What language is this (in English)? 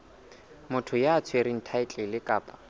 Southern Sotho